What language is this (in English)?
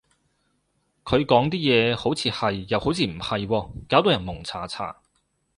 Cantonese